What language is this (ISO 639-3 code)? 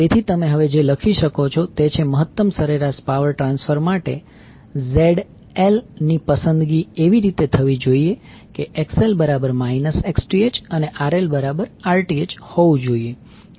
guj